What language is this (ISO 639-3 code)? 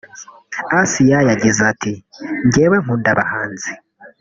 kin